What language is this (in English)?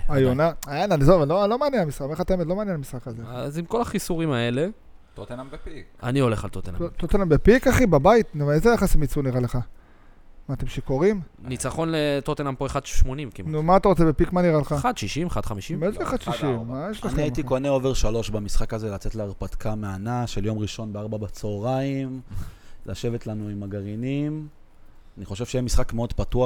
Hebrew